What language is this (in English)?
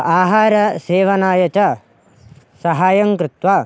Sanskrit